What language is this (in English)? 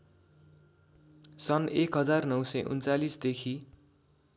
Nepali